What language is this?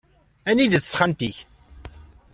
Kabyle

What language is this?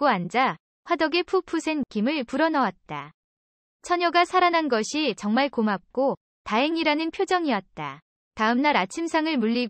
Korean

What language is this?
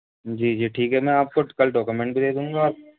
Urdu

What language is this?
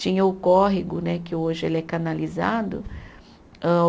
Portuguese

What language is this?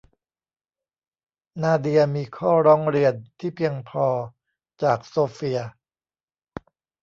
Thai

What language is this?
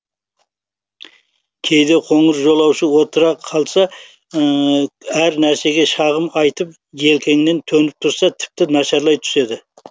Kazakh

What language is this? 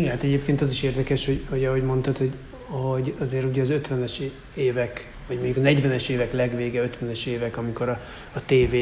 Hungarian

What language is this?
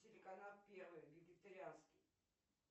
Russian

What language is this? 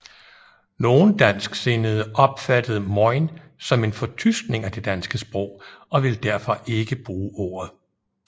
Danish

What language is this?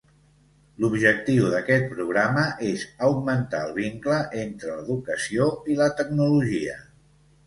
Catalan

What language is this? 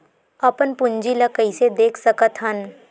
Chhattisgarhi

